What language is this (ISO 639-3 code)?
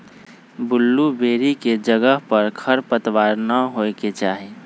mag